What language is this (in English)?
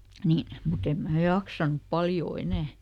Finnish